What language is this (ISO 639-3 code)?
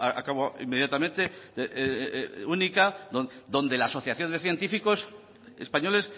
spa